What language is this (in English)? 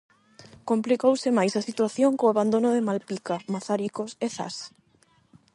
Galician